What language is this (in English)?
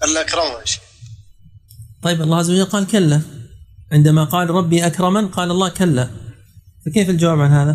Arabic